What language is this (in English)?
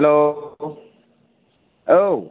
Bodo